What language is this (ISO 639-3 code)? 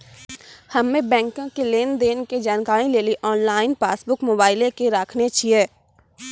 mai